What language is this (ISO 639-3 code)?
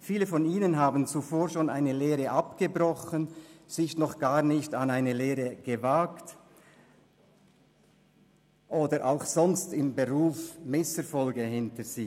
gsw